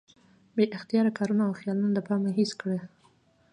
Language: Pashto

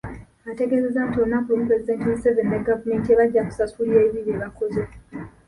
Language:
Ganda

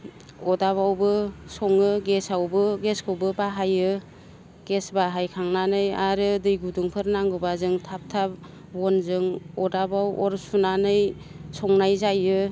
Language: Bodo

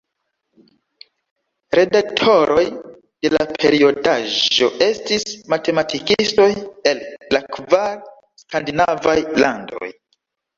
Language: Esperanto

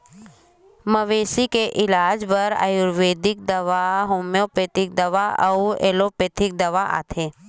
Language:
Chhattisgarhi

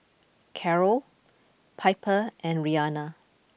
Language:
English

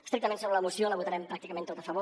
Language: Catalan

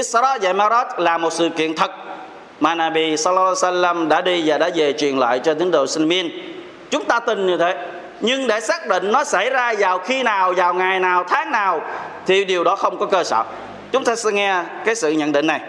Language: Vietnamese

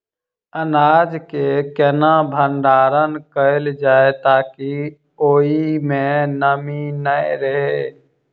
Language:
Maithili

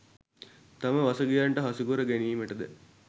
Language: Sinhala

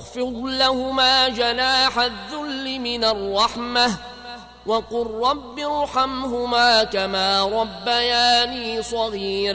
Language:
Arabic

